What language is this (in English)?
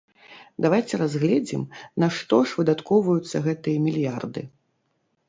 Belarusian